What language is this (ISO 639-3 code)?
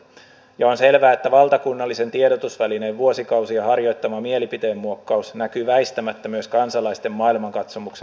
fin